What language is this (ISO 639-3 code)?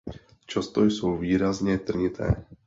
ces